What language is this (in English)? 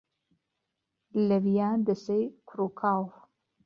Central Kurdish